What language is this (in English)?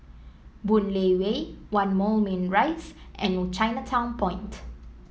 English